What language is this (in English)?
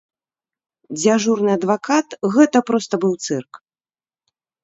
Belarusian